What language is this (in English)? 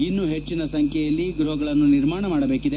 Kannada